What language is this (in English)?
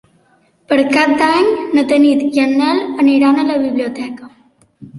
Catalan